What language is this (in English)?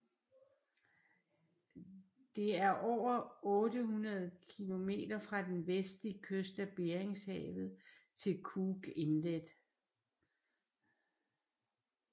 Danish